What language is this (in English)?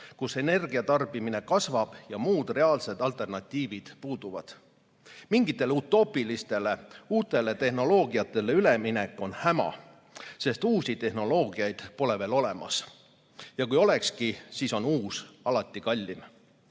Estonian